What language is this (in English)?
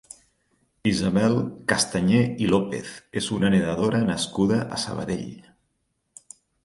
Catalan